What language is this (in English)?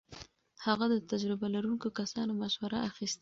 Pashto